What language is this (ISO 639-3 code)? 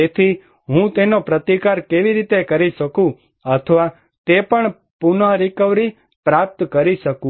guj